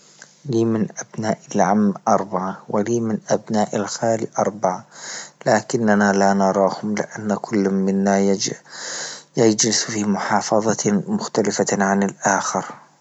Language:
Libyan Arabic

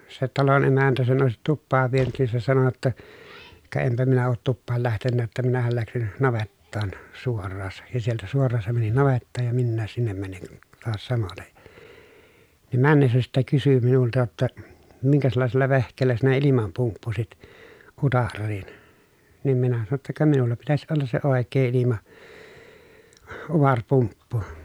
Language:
Finnish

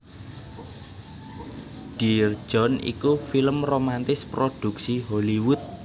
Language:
Javanese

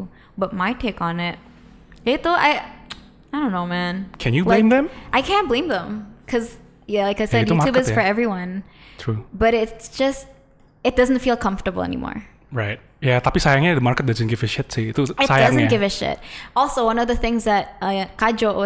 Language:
Indonesian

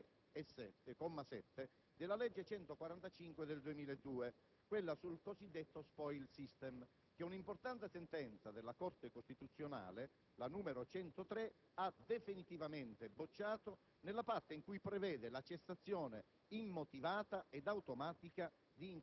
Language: Italian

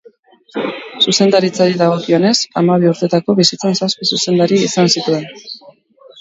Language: Basque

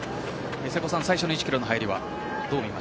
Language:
Japanese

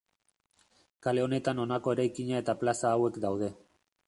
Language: Basque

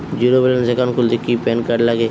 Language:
Bangla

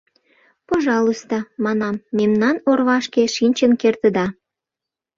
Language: Mari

